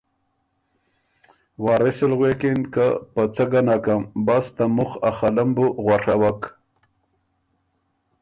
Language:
Ormuri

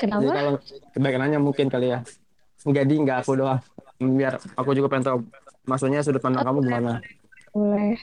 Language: Indonesian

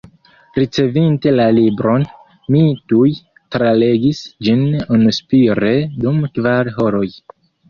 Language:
Esperanto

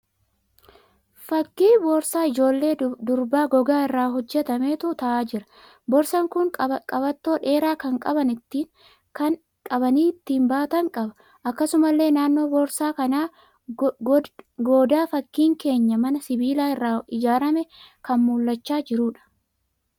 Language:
Oromo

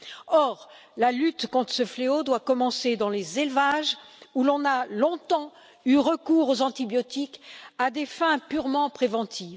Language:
French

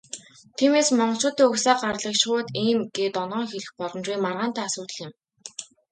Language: Mongolian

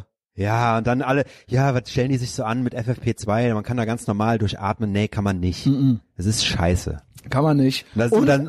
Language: German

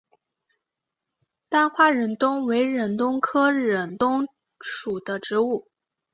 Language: Chinese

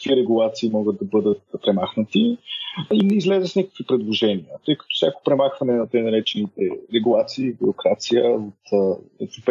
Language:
Bulgarian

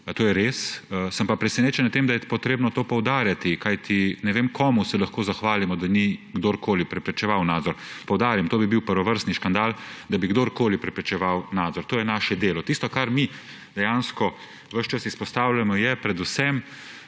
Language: Slovenian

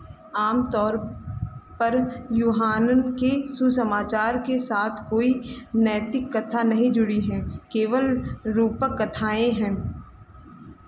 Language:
Hindi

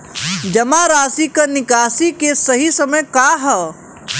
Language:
Bhojpuri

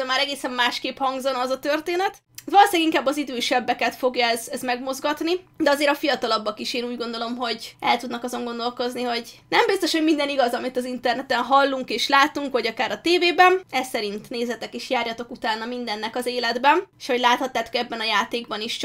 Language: Hungarian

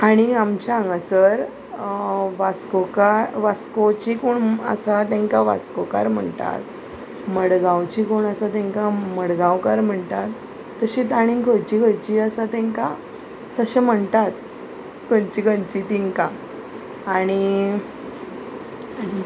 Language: Konkani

